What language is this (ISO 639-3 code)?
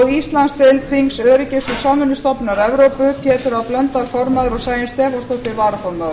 isl